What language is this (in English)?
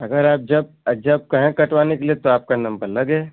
Hindi